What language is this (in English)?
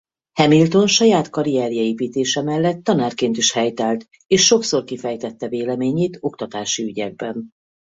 Hungarian